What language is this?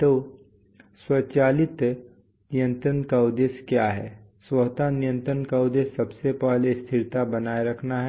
Hindi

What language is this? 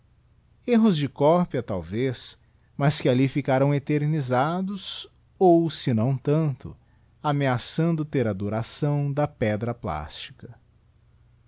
Portuguese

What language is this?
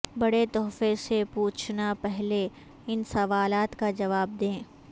Urdu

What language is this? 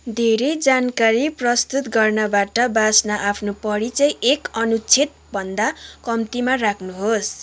Nepali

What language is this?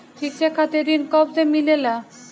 Bhojpuri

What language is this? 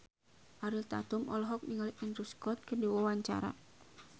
Sundanese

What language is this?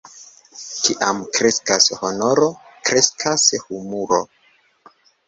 Esperanto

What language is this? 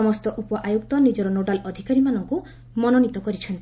Odia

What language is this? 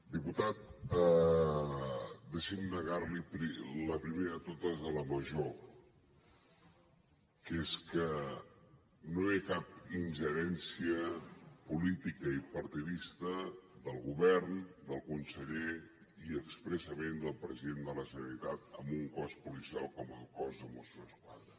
Catalan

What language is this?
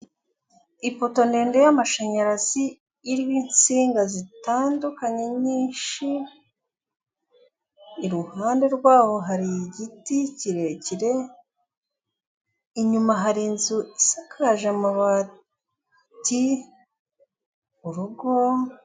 Kinyarwanda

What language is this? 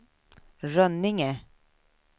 Swedish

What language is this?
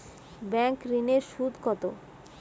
Bangla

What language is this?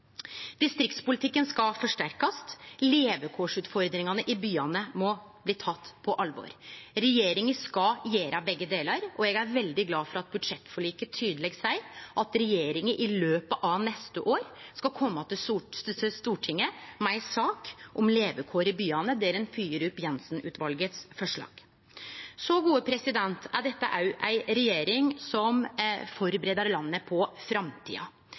Norwegian Nynorsk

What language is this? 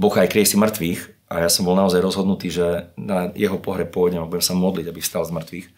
Slovak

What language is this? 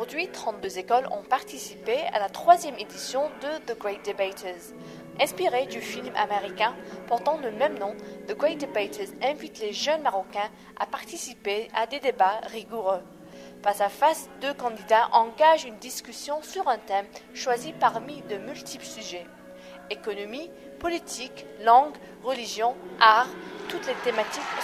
French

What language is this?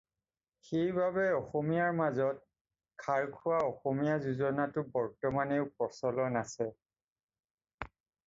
Assamese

